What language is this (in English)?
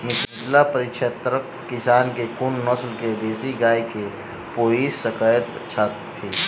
Maithili